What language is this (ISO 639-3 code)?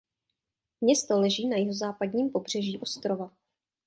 ces